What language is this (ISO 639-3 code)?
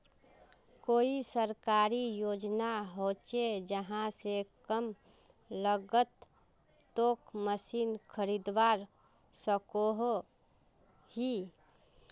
mag